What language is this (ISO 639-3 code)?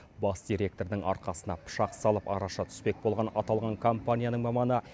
kaz